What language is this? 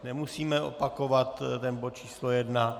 Czech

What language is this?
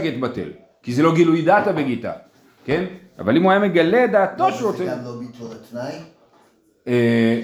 Hebrew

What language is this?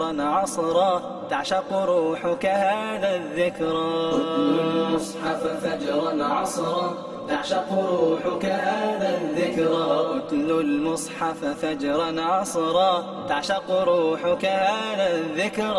Arabic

